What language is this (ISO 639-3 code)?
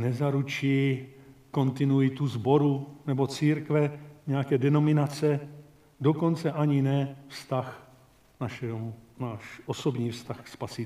ces